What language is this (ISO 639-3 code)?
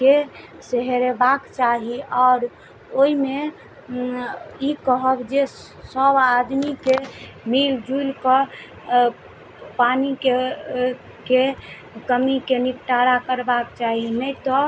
mai